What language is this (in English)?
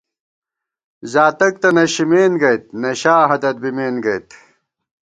Gawar-Bati